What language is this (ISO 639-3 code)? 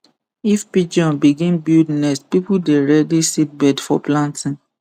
pcm